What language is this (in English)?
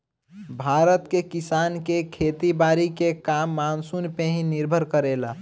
Bhojpuri